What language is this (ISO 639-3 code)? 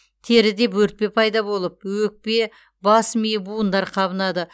kaz